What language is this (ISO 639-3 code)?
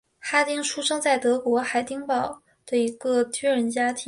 zho